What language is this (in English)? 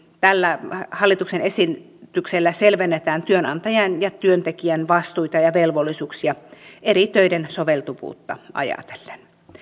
Finnish